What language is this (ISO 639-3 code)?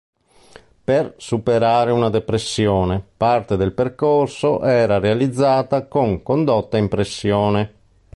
ita